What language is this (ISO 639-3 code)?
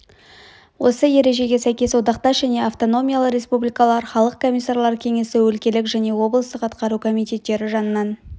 kaz